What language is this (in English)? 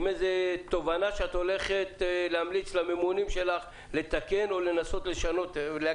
Hebrew